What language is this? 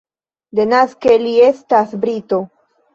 Esperanto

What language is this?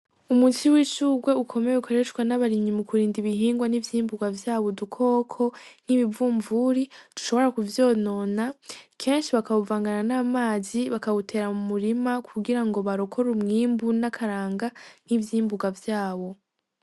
Rundi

